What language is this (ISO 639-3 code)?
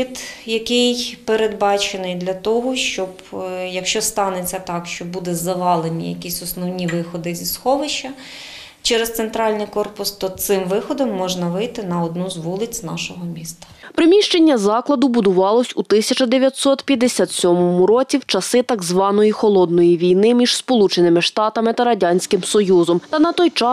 ukr